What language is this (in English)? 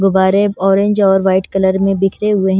Hindi